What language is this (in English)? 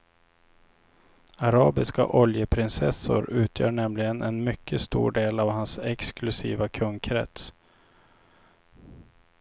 Swedish